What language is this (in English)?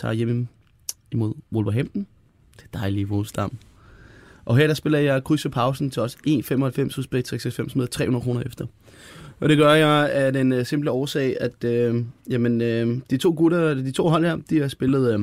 Danish